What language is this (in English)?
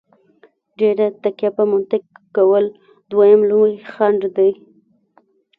Pashto